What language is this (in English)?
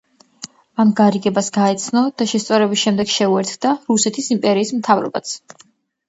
Georgian